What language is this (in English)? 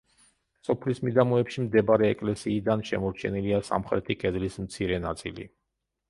Georgian